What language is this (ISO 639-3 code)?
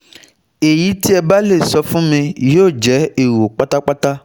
yor